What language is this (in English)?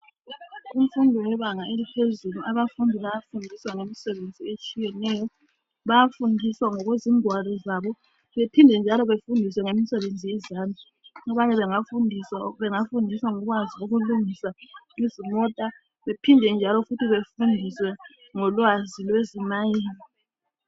North Ndebele